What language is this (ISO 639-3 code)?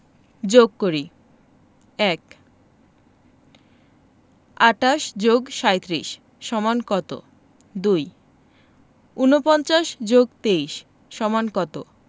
ben